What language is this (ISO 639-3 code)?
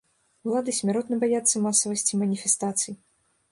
bel